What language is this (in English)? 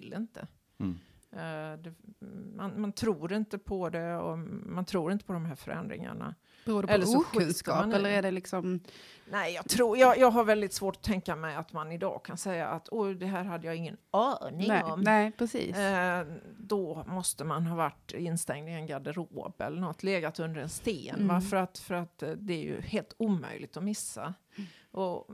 Swedish